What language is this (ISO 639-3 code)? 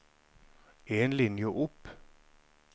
nor